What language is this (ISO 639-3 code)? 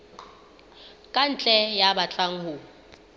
sot